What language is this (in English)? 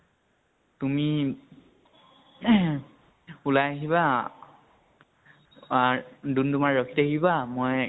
Assamese